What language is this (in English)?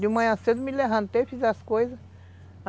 Portuguese